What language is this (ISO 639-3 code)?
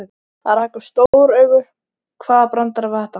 isl